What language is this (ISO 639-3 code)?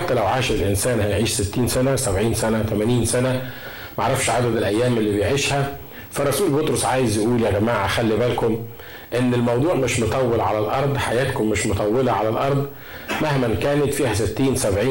ara